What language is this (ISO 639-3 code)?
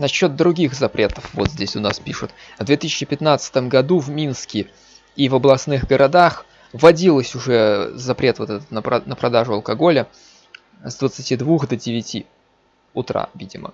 rus